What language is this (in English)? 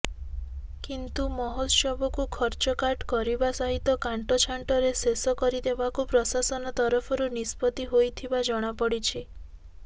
Odia